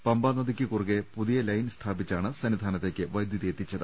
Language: Malayalam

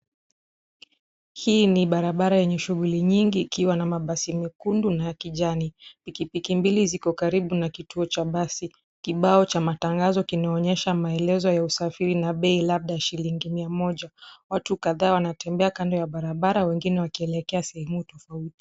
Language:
Swahili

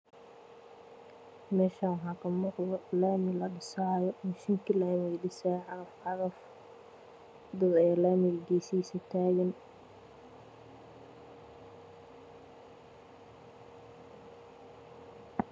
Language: Somali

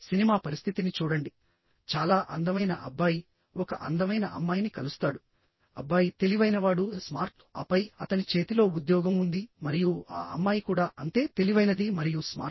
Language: Telugu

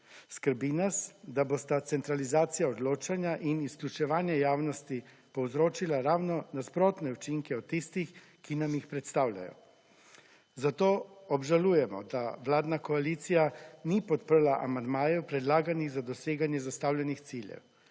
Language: Slovenian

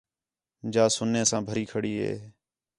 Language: Khetrani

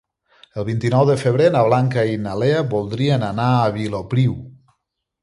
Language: Catalan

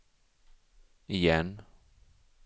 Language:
Swedish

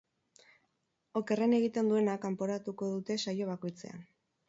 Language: Basque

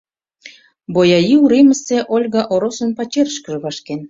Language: Mari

